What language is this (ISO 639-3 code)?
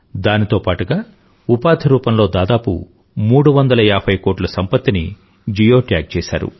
tel